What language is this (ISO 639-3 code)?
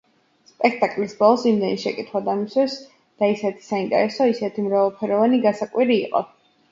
kat